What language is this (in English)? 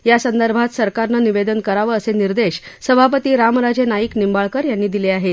Marathi